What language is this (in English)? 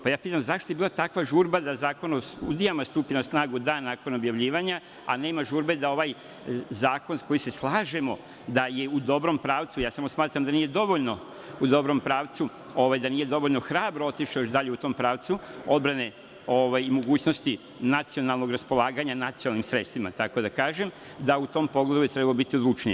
Serbian